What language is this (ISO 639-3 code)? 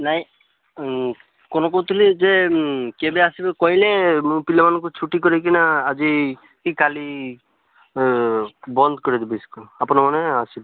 ori